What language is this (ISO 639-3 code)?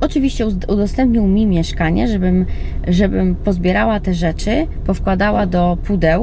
pol